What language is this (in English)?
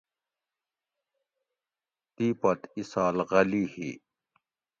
Gawri